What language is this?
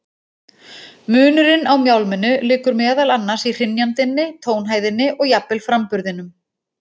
Icelandic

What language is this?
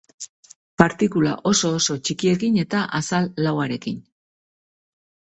Basque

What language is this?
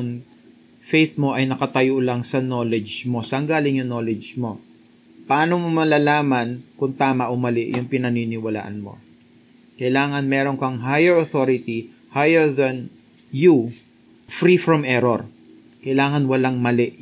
Filipino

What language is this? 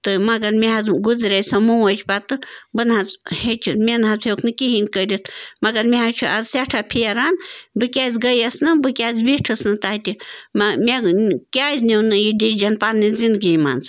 Kashmiri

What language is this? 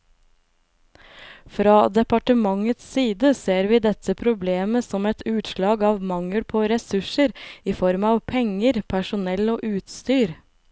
Norwegian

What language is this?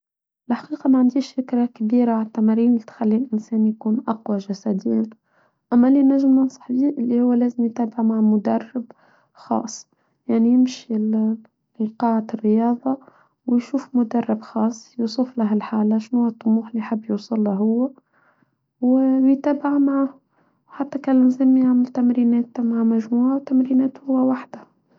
Tunisian Arabic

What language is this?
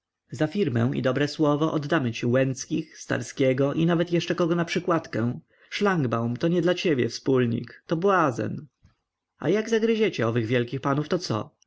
Polish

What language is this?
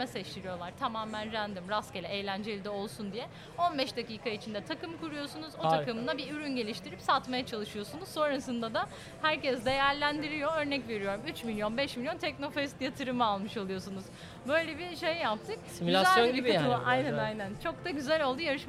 Turkish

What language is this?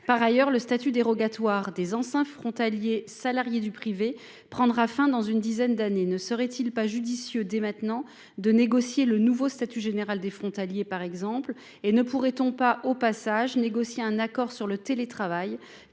French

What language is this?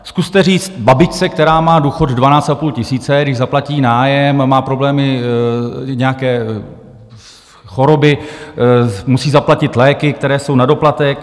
Czech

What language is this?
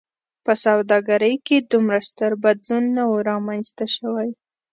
Pashto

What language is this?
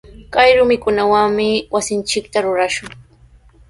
Sihuas Ancash Quechua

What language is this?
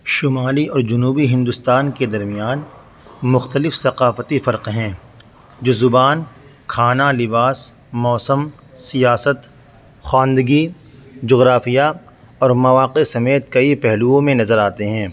Urdu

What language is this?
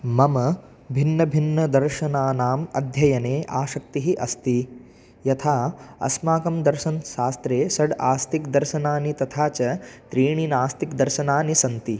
Sanskrit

